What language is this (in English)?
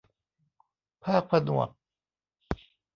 Thai